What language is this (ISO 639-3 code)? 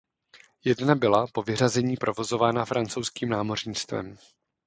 ces